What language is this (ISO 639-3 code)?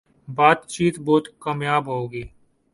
urd